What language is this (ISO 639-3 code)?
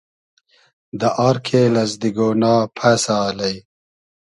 haz